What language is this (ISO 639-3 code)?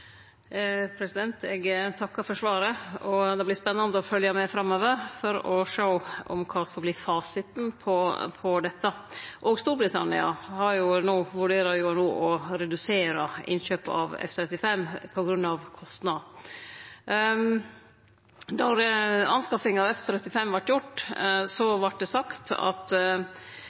nor